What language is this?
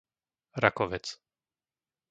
Slovak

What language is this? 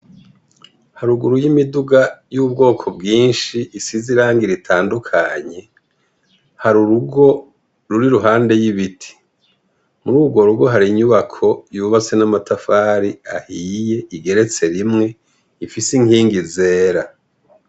Rundi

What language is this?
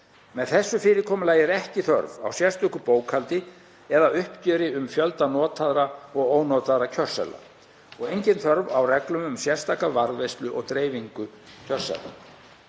Icelandic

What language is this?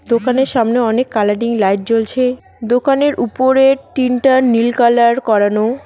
Bangla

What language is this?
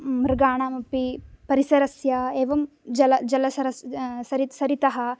Sanskrit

